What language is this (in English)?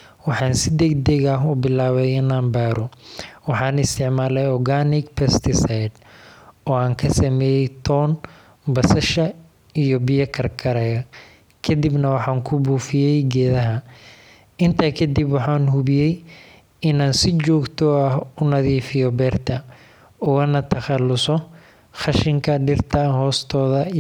Somali